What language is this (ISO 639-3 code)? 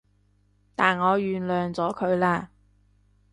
yue